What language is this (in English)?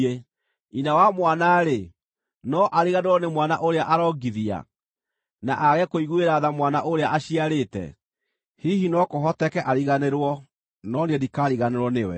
Kikuyu